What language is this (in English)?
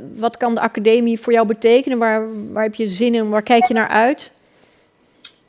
Dutch